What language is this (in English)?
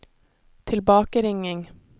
Norwegian